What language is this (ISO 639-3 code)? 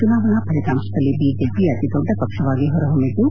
kan